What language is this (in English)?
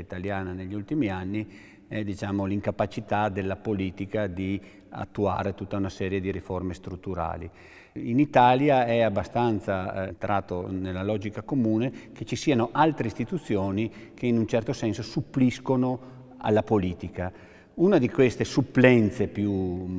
Italian